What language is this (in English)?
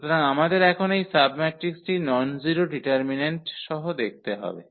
Bangla